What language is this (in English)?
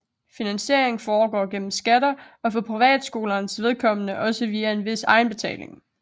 Danish